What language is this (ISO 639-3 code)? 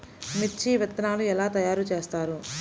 tel